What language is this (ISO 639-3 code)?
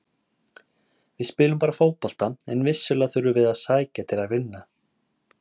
isl